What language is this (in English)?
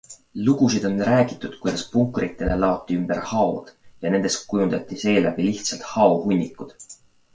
Estonian